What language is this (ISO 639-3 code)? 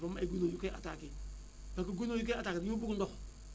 wol